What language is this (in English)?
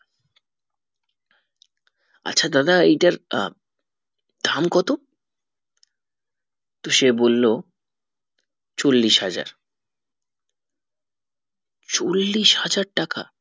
Bangla